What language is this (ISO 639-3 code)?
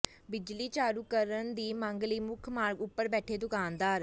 pan